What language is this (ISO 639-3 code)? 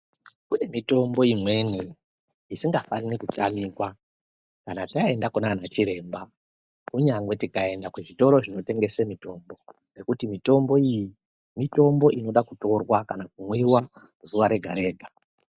ndc